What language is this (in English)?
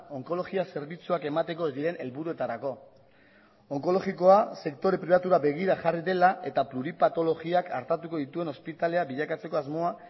Basque